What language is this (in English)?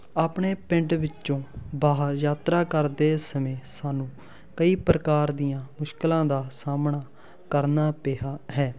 Punjabi